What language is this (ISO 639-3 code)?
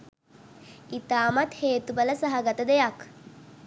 sin